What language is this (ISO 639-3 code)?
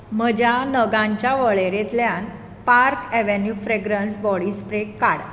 kok